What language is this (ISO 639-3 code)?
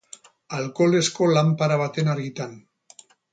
eus